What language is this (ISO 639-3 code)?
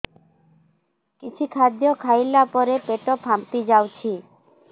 ori